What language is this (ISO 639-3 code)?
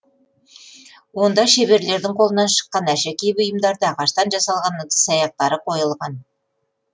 kaz